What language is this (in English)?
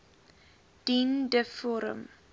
Afrikaans